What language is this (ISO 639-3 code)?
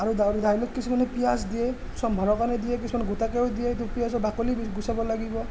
asm